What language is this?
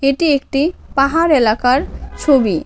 Bangla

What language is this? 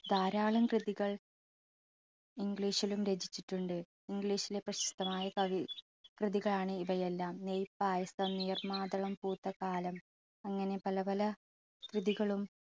Malayalam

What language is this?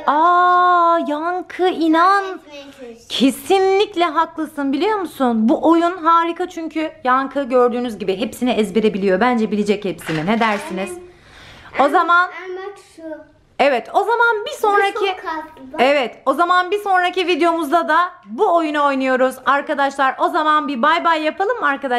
Turkish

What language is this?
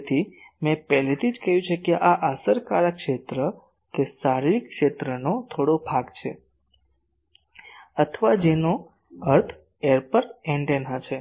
Gujarati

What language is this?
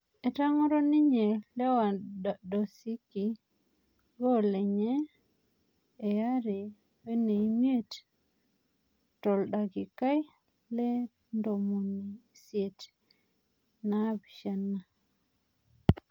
Masai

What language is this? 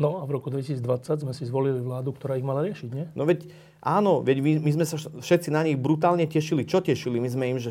Slovak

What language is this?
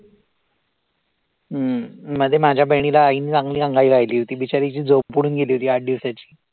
Marathi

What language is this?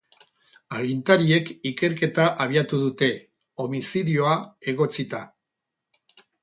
Basque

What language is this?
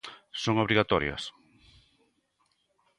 Galician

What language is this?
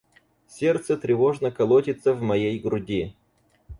Russian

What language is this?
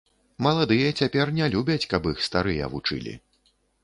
Belarusian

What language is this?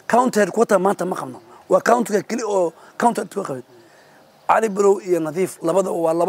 Arabic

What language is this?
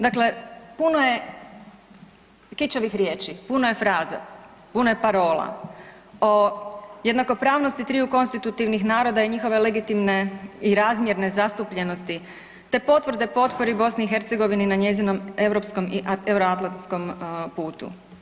Croatian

